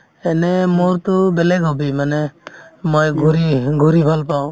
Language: Assamese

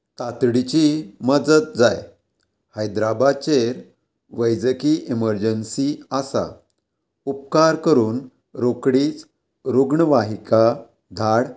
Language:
Konkani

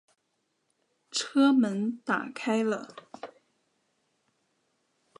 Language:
Chinese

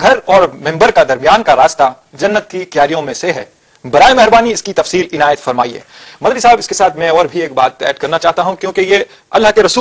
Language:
Arabic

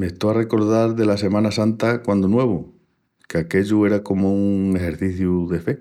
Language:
Extremaduran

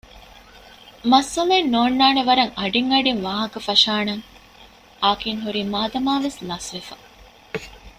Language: Divehi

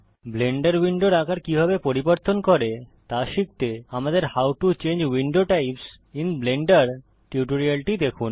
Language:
Bangla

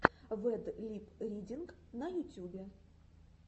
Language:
Russian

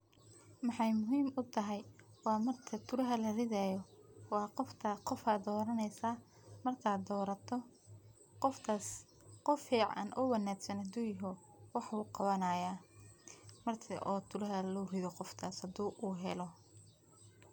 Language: Somali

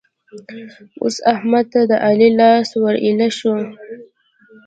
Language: Pashto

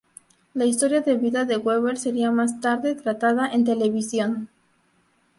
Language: Spanish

